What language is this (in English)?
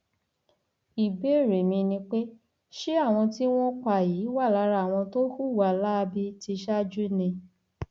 Yoruba